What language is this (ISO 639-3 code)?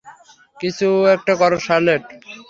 ben